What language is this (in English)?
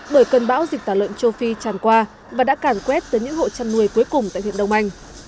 Vietnamese